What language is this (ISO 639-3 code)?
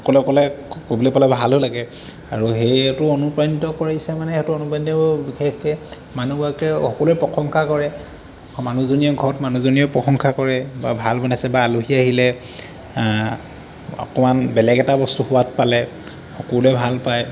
asm